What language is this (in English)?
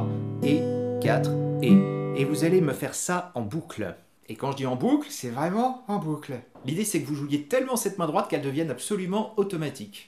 French